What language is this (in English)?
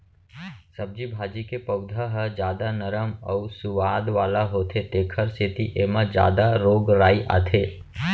Chhattisgarhi